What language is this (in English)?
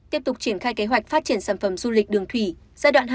Vietnamese